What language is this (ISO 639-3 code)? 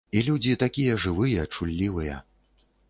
bel